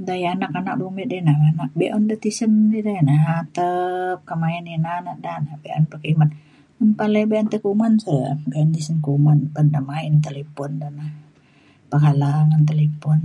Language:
Mainstream Kenyah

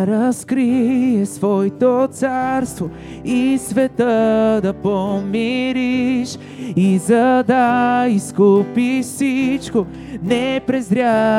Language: Bulgarian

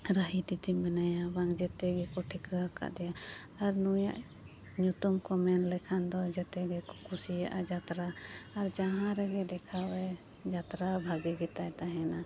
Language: Santali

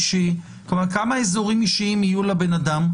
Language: Hebrew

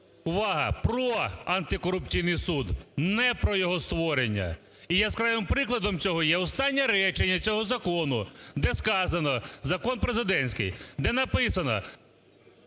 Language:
Ukrainian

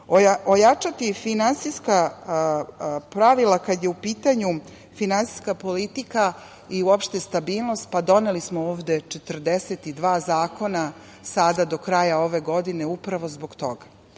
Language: Serbian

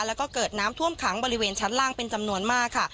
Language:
Thai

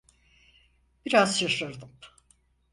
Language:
Turkish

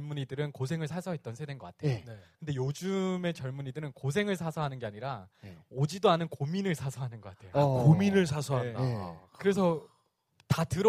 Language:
Korean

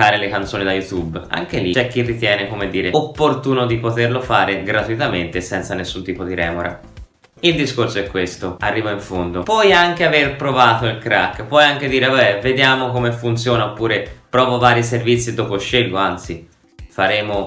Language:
Italian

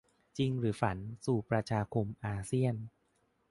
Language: Thai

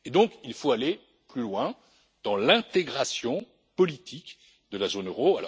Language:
French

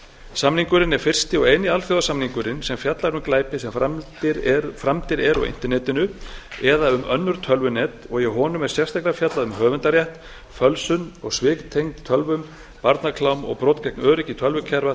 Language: Icelandic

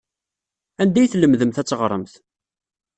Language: Kabyle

